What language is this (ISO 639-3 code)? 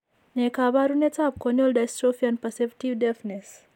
kln